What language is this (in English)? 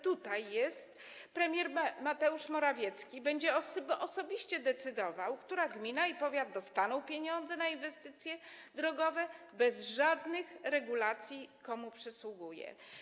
Polish